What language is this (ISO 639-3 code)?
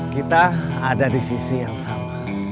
ind